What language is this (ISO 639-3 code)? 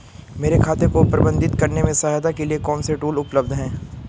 hin